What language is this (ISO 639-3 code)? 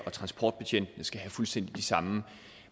dan